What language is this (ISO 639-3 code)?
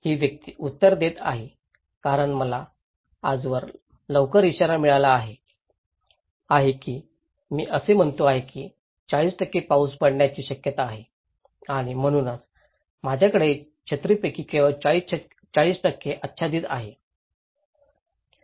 mar